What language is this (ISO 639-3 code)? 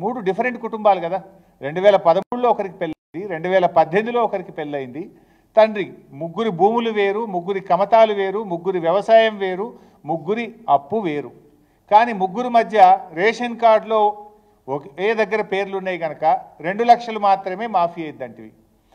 tel